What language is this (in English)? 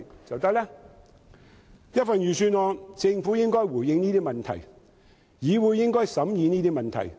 Cantonese